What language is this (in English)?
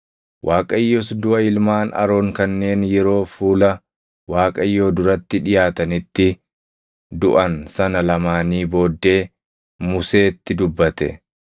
Oromo